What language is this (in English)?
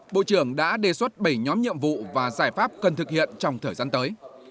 Vietnamese